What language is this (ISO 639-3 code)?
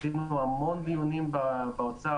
heb